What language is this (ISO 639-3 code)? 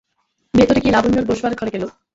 ben